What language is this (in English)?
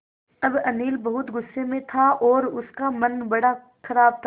Hindi